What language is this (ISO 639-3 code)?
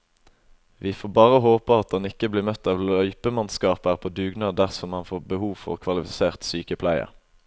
nor